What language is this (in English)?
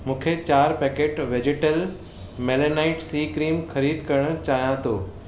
Sindhi